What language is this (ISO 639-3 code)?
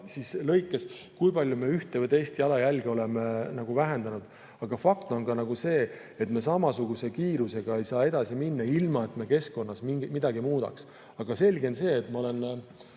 est